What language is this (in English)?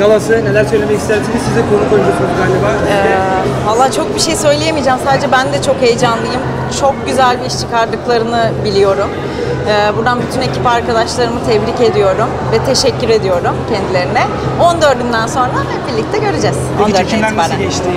Turkish